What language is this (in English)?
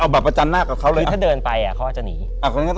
Thai